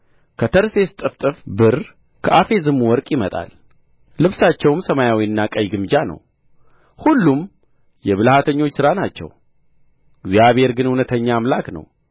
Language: Amharic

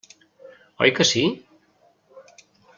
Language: Catalan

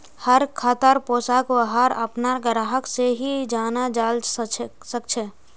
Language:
Magahi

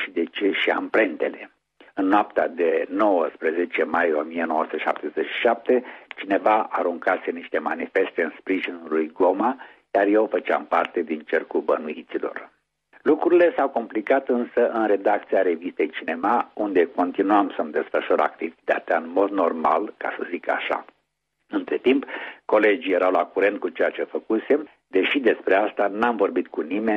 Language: Romanian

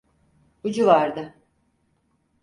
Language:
Turkish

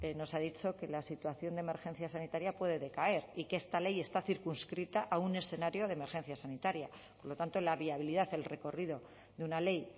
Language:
Spanish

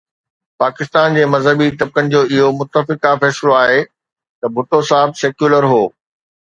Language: Sindhi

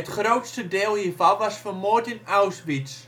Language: Dutch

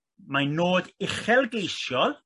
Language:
Welsh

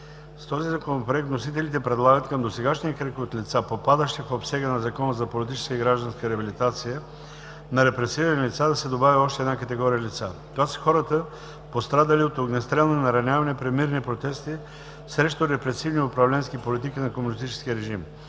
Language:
Bulgarian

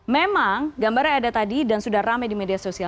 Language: Indonesian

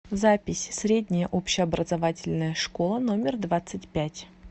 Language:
Russian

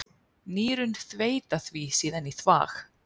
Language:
Icelandic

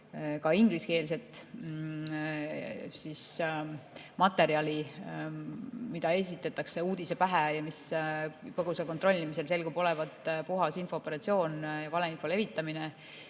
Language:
Estonian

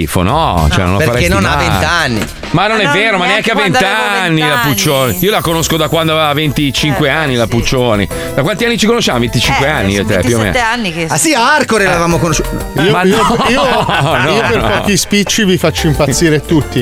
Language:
Italian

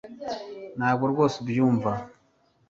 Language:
Kinyarwanda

